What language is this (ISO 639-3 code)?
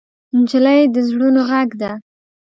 pus